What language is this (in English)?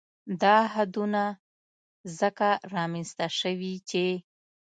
Pashto